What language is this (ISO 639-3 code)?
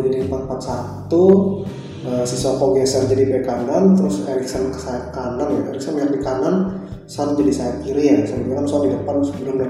ind